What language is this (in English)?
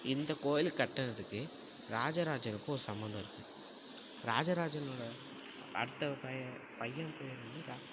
Tamil